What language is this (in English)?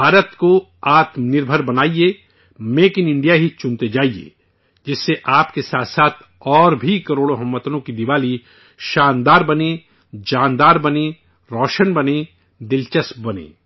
Urdu